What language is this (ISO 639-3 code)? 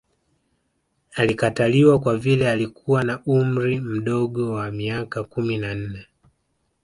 swa